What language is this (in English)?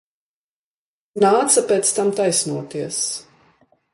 Latvian